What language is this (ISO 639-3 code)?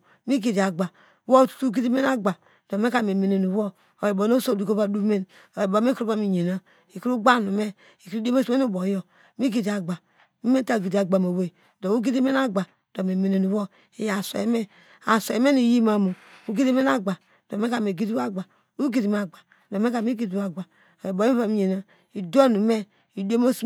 deg